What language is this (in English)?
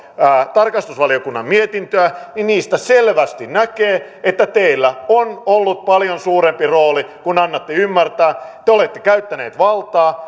Finnish